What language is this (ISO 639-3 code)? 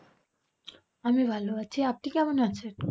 ben